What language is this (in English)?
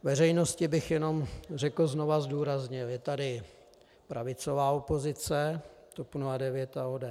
Czech